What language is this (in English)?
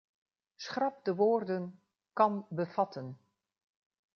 Dutch